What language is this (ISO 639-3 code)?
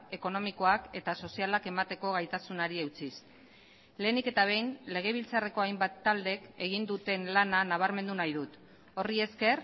eus